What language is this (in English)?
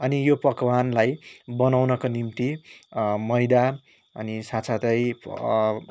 Nepali